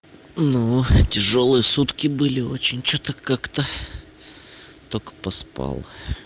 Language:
Russian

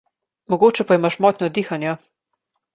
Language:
Slovenian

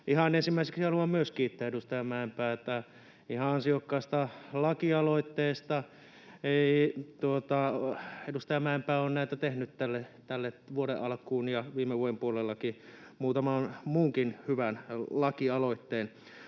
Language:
Finnish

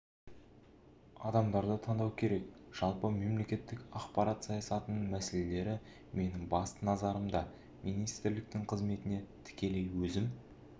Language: Kazakh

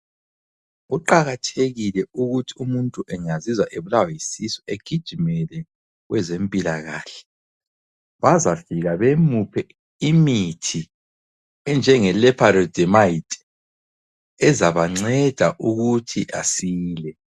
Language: North Ndebele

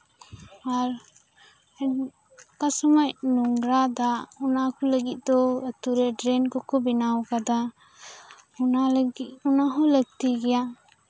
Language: Santali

